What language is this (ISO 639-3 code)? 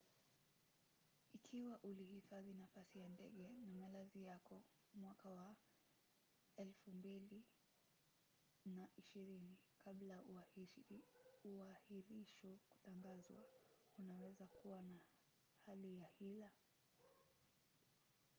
swa